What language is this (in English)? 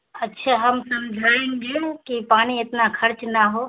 Urdu